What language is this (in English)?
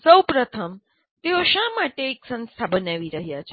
Gujarati